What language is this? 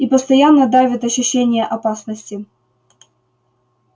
Russian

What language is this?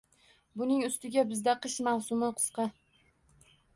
Uzbek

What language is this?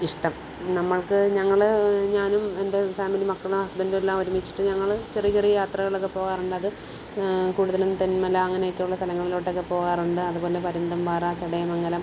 Malayalam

